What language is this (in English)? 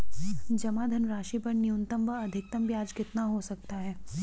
Hindi